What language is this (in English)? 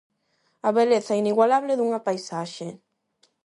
Galician